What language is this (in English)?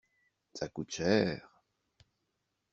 French